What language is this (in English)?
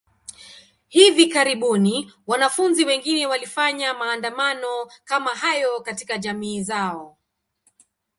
Swahili